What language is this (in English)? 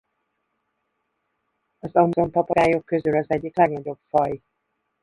Hungarian